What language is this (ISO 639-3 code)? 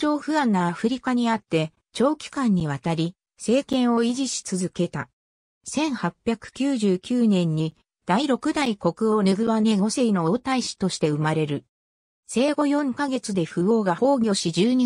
jpn